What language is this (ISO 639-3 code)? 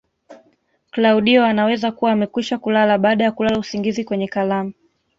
swa